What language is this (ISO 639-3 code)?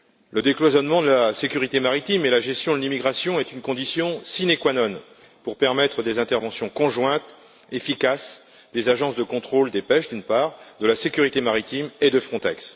fra